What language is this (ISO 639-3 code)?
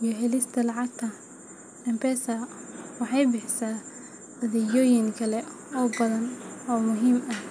som